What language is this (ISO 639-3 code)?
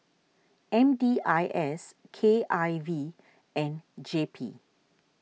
eng